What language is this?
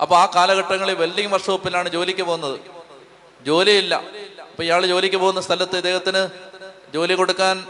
Malayalam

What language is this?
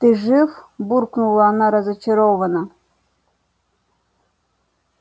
Russian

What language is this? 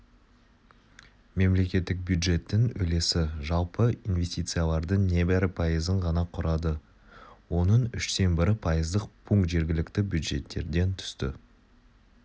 Kazakh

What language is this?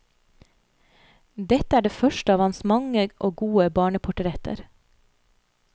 Norwegian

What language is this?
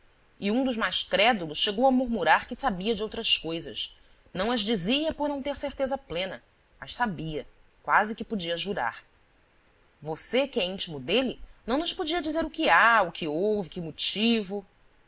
Portuguese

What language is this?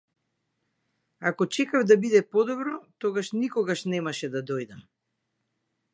Macedonian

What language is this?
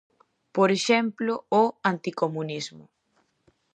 Galician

